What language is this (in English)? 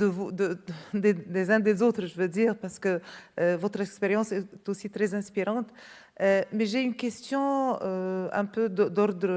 French